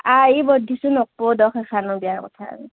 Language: Assamese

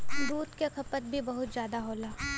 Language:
Bhojpuri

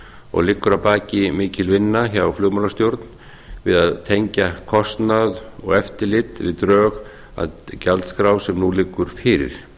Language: Icelandic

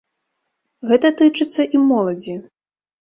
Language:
Belarusian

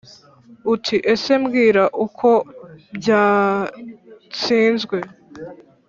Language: Kinyarwanda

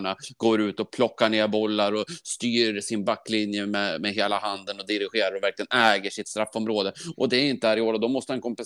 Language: Swedish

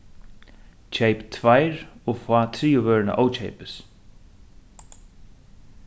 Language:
Faroese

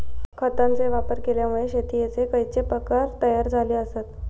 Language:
Marathi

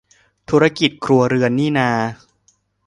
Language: Thai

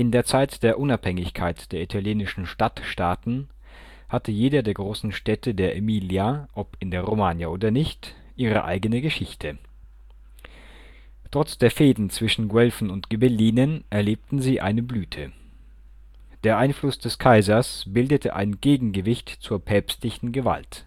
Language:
German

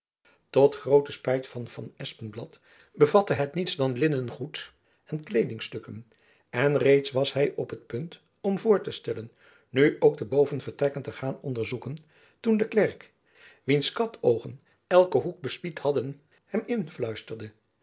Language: Dutch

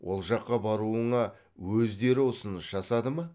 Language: Kazakh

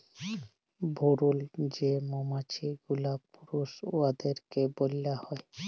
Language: Bangla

